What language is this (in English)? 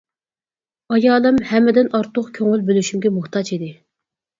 Uyghur